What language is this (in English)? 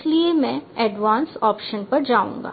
Hindi